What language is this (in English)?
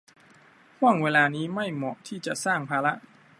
Thai